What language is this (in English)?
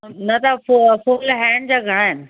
Sindhi